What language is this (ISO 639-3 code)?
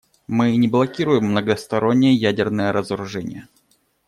rus